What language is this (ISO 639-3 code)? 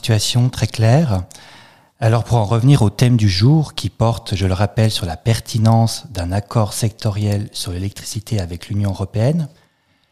fra